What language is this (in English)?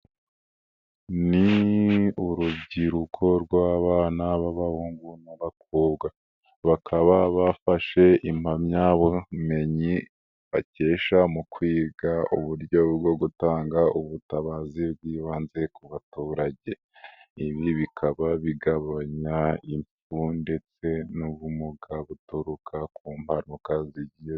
Kinyarwanda